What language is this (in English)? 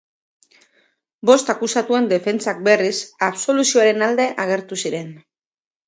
Basque